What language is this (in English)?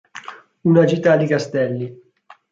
Italian